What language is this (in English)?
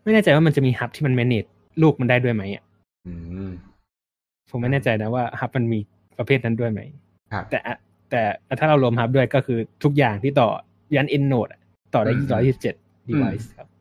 Thai